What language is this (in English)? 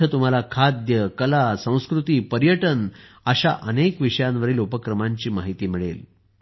Marathi